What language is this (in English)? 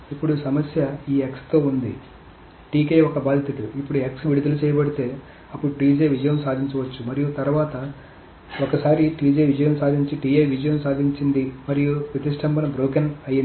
Telugu